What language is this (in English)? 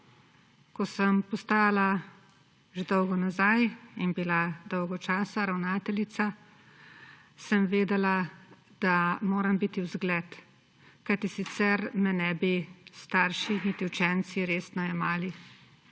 Slovenian